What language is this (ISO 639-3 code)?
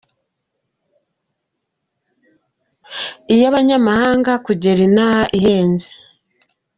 kin